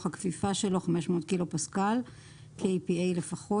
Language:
Hebrew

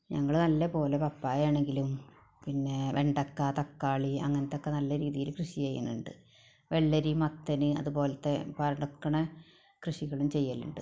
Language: Malayalam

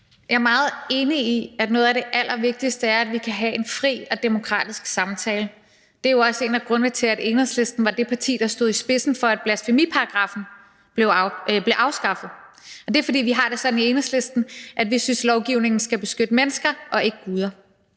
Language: Danish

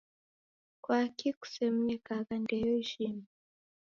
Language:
Taita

